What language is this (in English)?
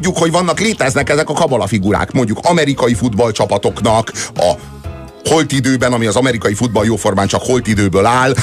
Hungarian